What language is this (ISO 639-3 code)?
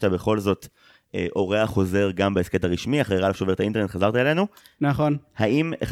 heb